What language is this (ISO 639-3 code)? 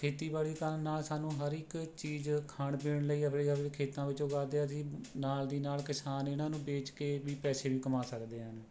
pan